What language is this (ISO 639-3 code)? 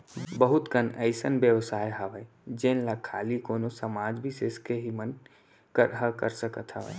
hne